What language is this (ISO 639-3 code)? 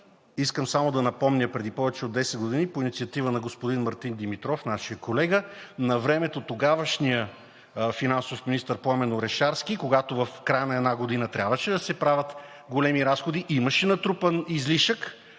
bul